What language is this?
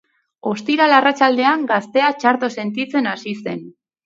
Basque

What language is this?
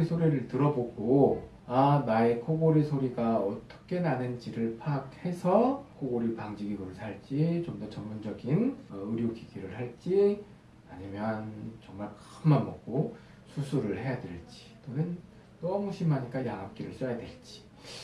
Korean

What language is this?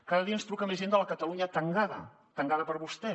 Catalan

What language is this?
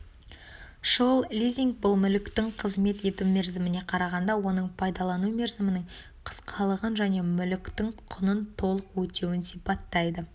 Kazakh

